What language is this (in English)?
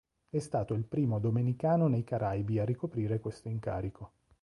Italian